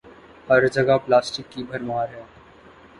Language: Urdu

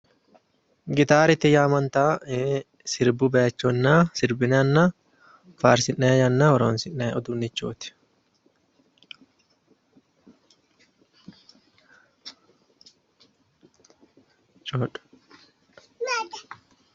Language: Sidamo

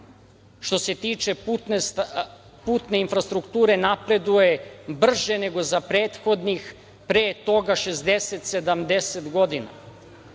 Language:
Serbian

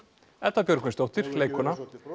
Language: Icelandic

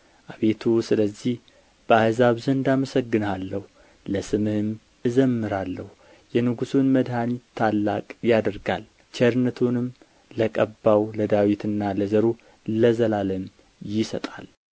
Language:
Amharic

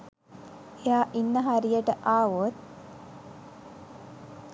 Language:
Sinhala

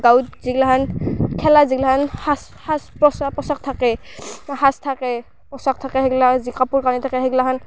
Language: Assamese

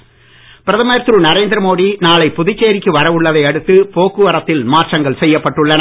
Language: Tamil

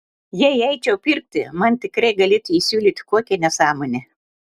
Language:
Lithuanian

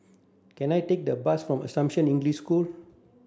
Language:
English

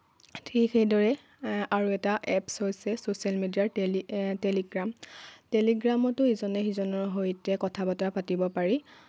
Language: Assamese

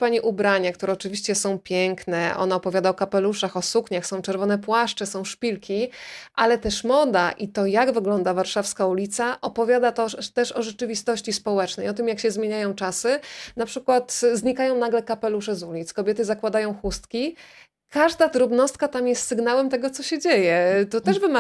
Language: Polish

